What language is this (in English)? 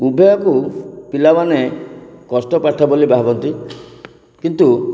Odia